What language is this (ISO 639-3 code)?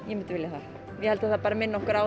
isl